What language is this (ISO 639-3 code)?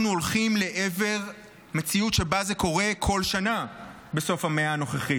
heb